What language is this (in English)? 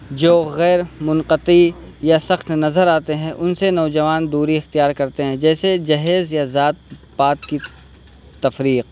Urdu